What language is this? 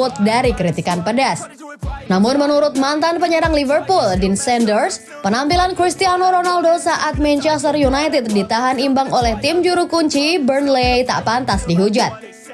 Indonesian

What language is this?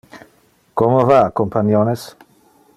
Interlingua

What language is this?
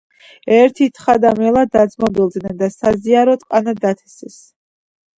Georgian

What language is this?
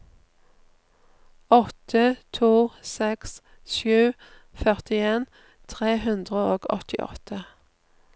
Norwegian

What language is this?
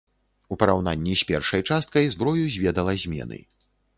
Belarusian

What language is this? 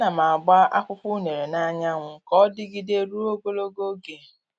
Igbo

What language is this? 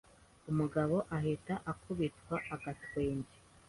Kinyarwanda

